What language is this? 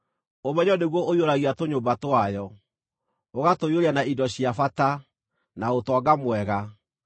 Kikuyu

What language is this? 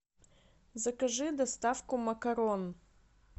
Russian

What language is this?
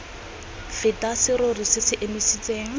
Tswana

